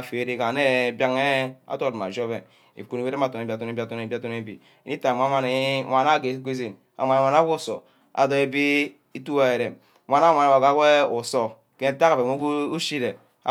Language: Ubaghara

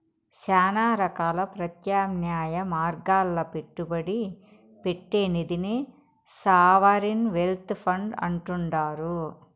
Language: Telugu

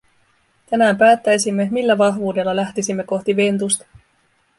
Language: Finnish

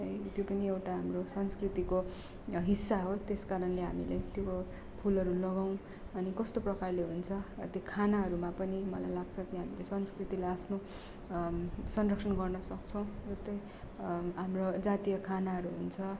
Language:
Nepali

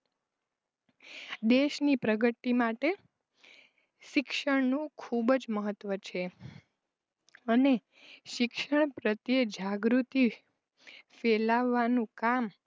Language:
Gujarati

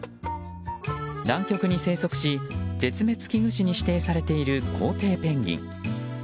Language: Japanese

